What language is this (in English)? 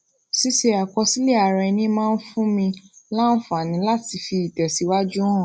Yoruba